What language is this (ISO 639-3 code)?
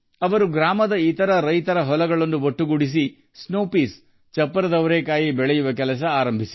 kan